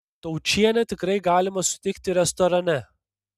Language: Lithuanian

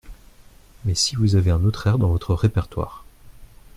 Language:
French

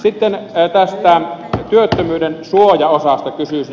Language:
Finnish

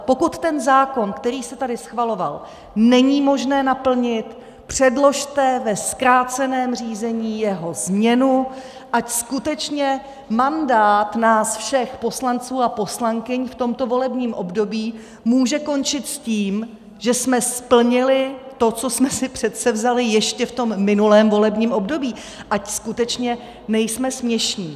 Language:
Czech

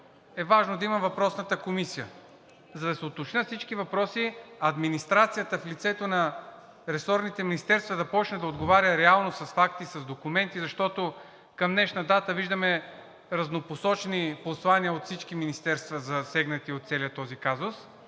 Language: Bulgarian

